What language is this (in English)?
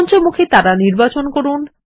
Bangla